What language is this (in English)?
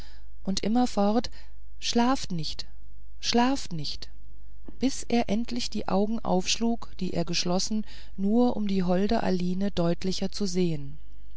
German